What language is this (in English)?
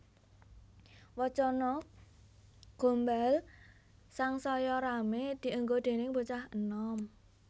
Javanese